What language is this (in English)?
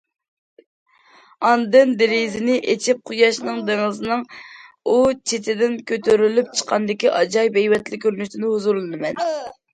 Uyghur